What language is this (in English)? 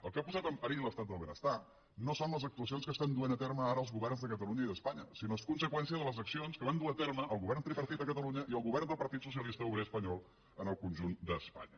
Catalan